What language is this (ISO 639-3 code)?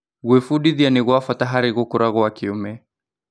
kik